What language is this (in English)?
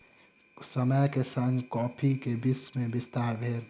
Maithili